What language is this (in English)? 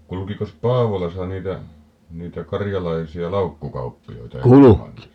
Finnish